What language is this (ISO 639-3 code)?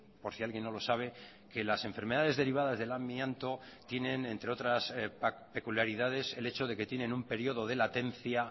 spa